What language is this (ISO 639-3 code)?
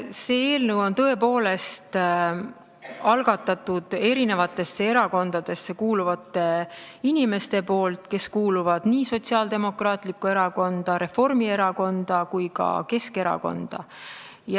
est